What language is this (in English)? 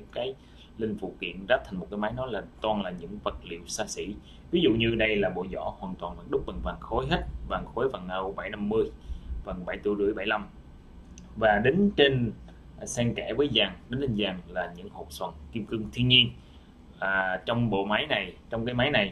Vietnamese